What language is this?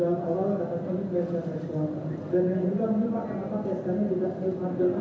Indonesian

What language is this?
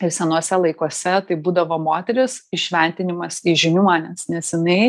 Lithuanian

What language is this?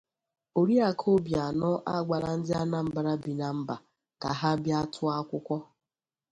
Igbo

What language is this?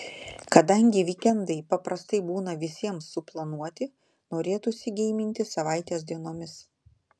Lithuanian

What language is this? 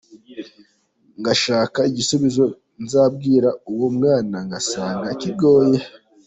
Kinyarwanda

